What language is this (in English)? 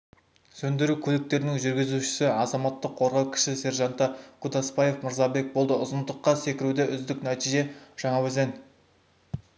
Kazakh